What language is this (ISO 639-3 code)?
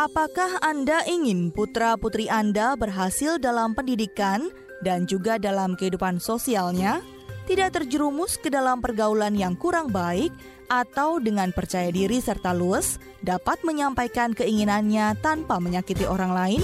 ind